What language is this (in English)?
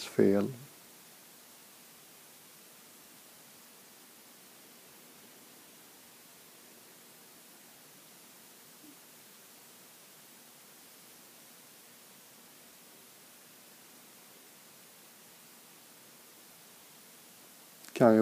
Swedish